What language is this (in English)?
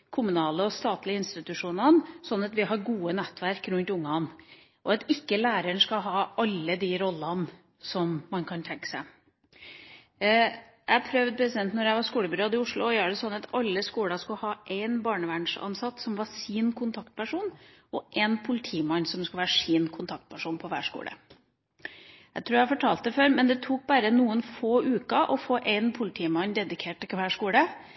Norwegian Bokmål